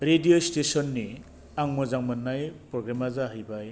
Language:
Bodo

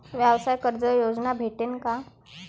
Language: Marathi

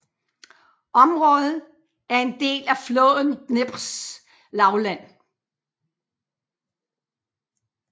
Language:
Danish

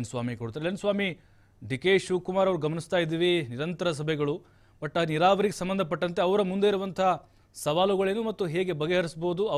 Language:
Hindi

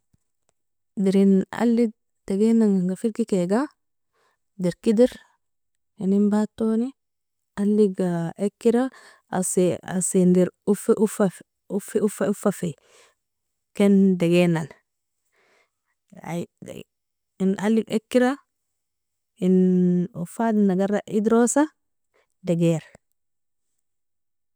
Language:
Nobiin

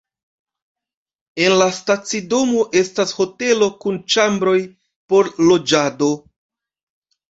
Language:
Esperanto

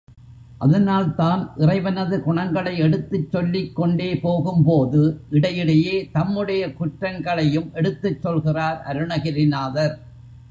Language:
Tamil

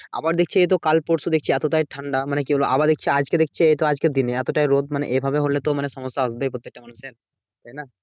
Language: Bangla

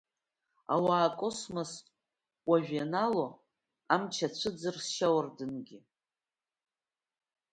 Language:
Abkhazian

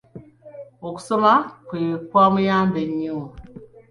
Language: Ganda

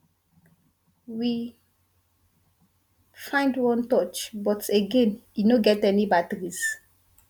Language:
Nigerian Pidgin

